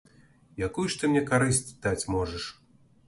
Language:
Belarusian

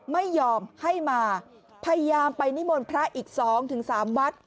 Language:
Thai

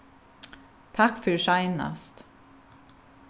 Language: Faroese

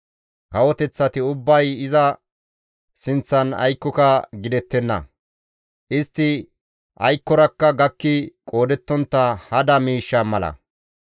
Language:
Gamo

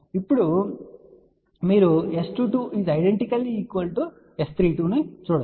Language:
Telugu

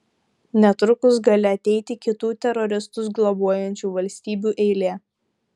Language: Lithuanian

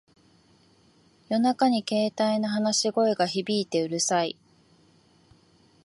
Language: Japanese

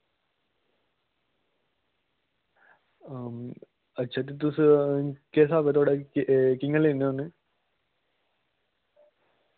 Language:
Dogri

